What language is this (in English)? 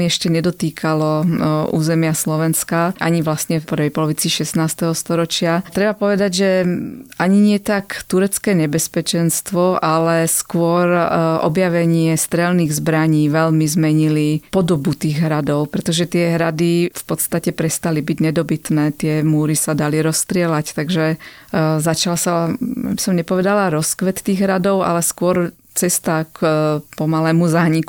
Slovak